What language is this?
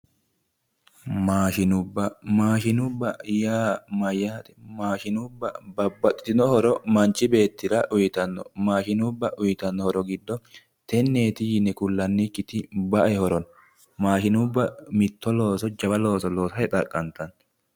Sidamo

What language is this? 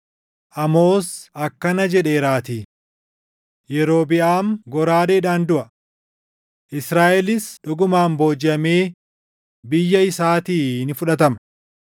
Oromo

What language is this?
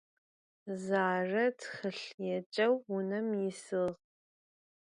Adyghe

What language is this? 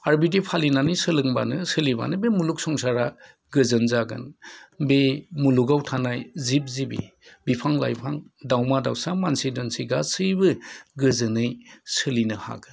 Bodo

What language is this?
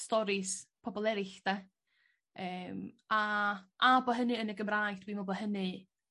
Welsh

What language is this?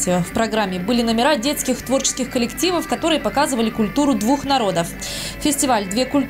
Russian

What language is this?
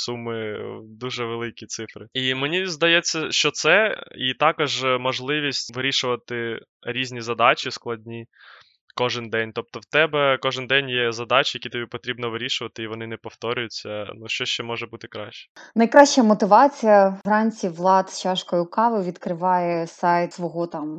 Ukrainian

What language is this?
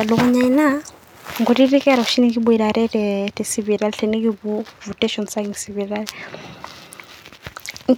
Masai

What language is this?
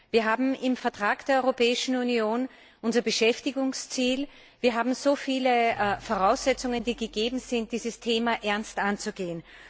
German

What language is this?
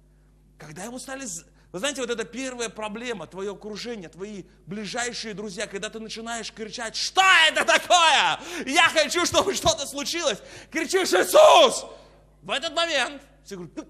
Russian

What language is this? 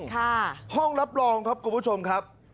Thai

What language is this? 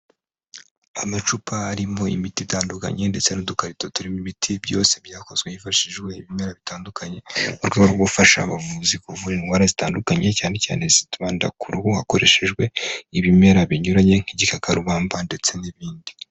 Kinyarwanda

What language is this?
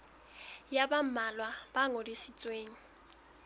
Southern Sotho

